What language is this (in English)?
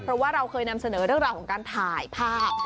Thai